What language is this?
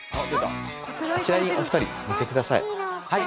Japanese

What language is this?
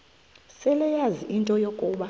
Xhosa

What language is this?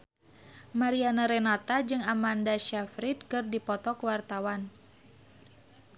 Sundanese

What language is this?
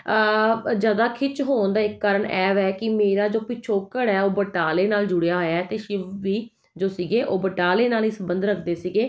Punjabi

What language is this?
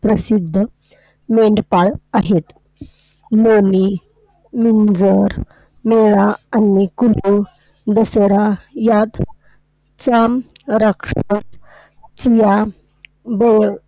Marathi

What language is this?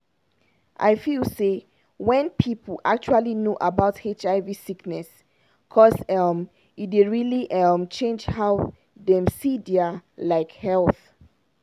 Nigerian Pidgin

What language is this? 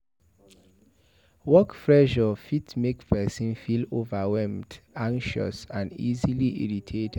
Nigerian Pidgin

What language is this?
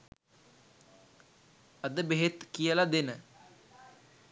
Sinhala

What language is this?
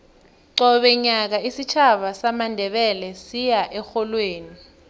South Ndebele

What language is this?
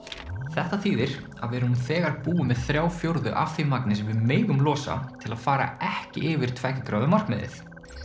Icelandic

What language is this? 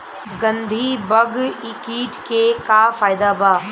Bhojpuri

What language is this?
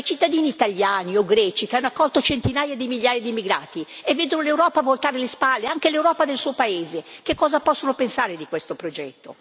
Italian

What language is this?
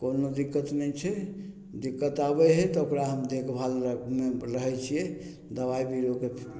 Maithili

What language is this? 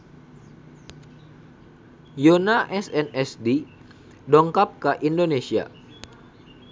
Sundanese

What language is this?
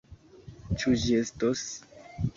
Esperanto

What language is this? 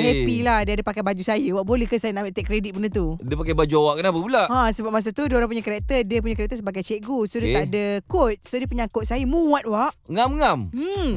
Malay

